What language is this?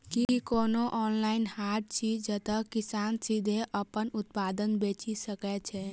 Maithili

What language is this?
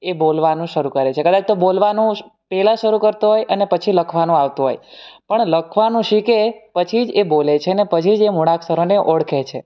Gujarati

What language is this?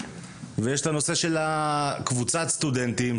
Hebrew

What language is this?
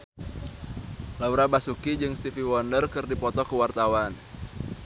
Sundanese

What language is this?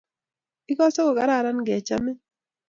Kalenjin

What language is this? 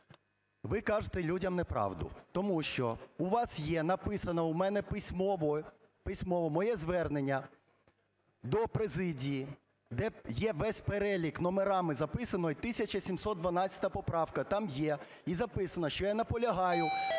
Ukrainian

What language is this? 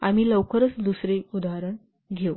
Marathi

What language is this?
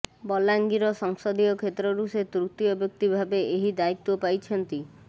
Odia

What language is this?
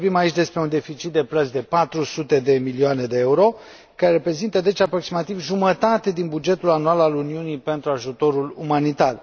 Romanian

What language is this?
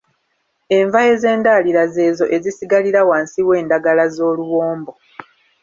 Ganda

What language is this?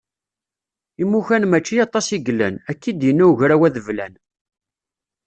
Kabyle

